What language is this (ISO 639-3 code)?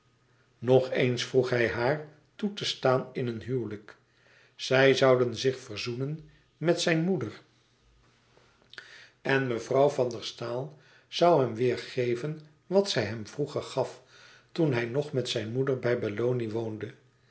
nld